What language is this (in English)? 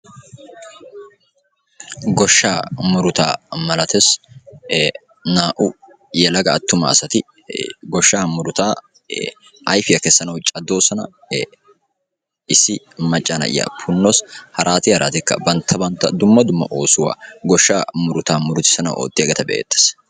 Wolaytta